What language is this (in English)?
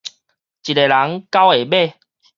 Min Nan Chinese